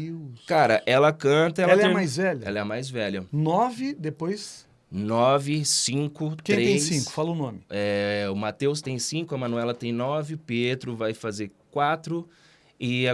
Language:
Portuguese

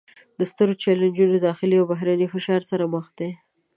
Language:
Pashto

